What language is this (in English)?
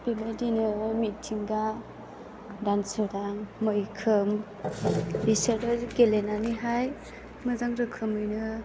Bodo